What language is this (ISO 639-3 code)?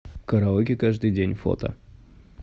rus